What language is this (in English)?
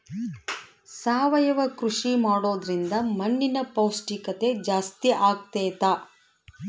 Kannada